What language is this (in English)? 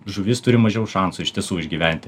Lithuanian